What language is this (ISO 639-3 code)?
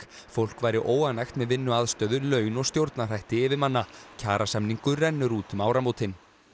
isl